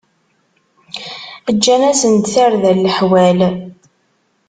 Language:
Kabyle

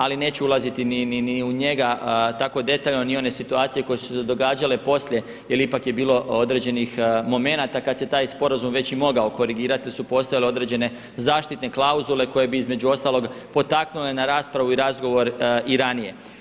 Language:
Croatian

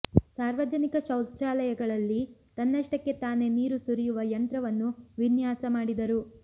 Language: Kannada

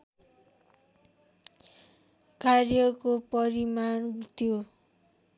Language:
Nepali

